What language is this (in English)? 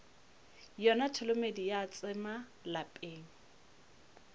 Northern Sotho